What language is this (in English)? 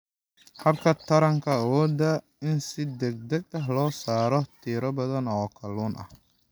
Somali